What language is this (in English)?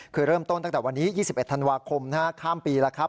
Thai